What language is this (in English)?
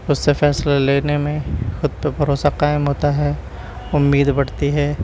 Urdu